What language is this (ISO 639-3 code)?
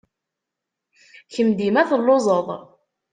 kab